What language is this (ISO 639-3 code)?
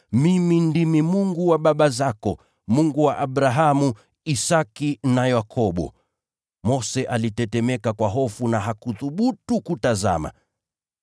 swa